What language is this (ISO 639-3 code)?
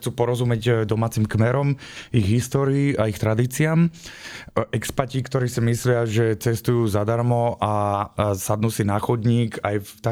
slk